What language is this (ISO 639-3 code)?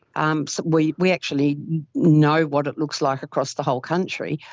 eng